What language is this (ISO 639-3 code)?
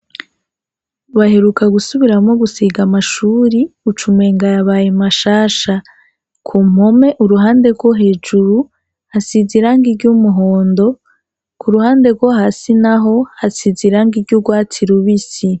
run